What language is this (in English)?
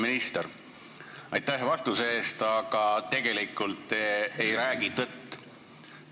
Estonian